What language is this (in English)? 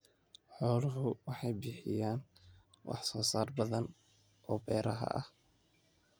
Somali